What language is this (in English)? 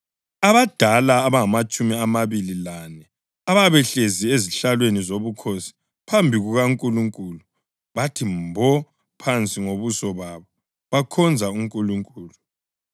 North Ndebele